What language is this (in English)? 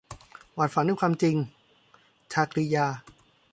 Thai